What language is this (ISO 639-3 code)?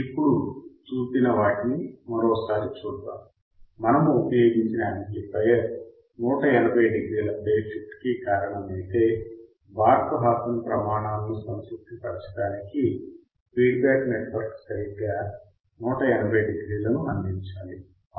tel